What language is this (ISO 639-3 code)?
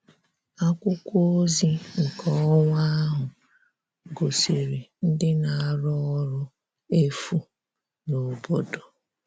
ibo